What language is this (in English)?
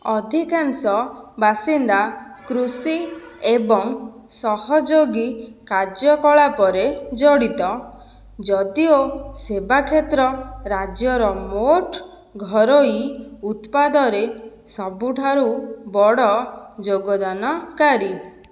Odia